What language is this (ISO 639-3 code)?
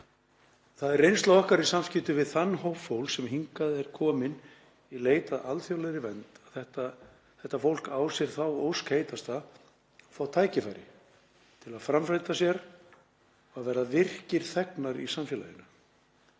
isl